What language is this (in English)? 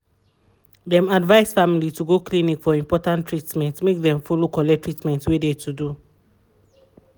Nigerian Pidgin